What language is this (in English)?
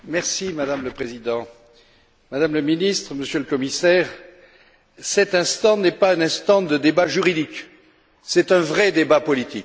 French